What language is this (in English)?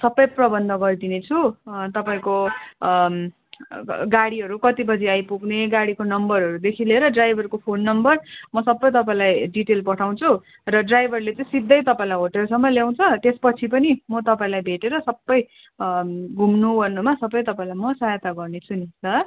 Nepali